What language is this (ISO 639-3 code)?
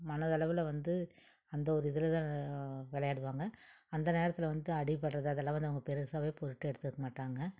tam